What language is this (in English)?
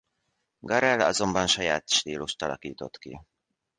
Hungarian